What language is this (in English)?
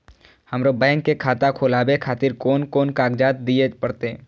Maithili